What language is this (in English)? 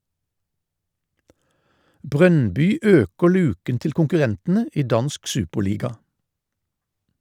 Norwegian